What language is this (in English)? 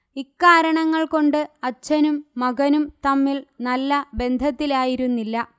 Malayalam